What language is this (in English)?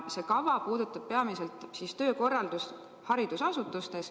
Estonian